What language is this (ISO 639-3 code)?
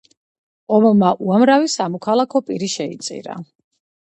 kat